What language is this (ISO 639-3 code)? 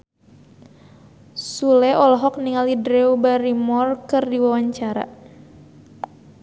sun